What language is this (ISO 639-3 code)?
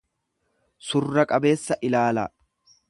orm